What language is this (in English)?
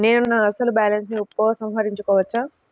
Telugu